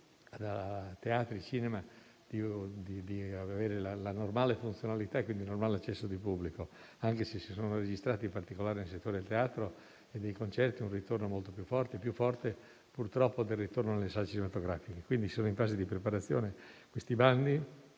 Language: Italian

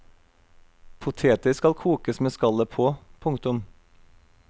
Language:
Norwegian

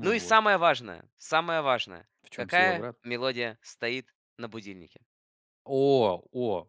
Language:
Russian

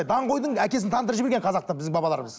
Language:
Kazakh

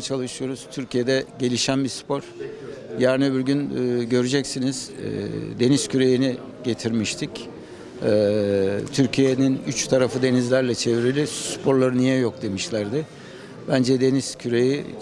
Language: Turkish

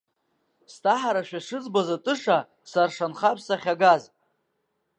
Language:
Abkhazian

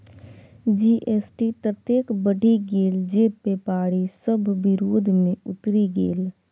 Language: Maithili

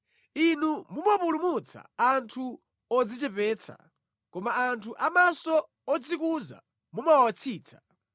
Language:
Nyanja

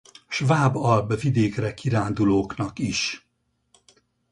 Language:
Hungarian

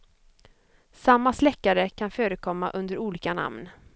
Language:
Swedish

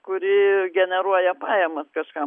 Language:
Lithuanian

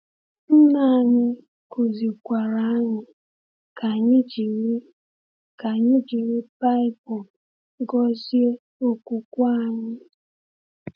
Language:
Igbo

